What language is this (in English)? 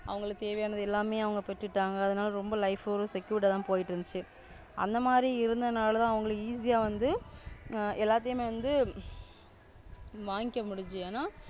Tamil